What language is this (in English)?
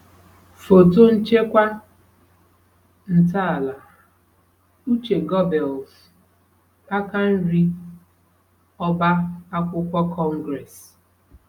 Igbo